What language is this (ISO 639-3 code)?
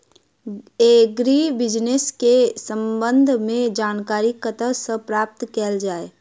mai